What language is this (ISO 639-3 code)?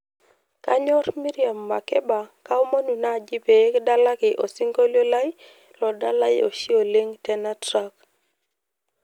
mas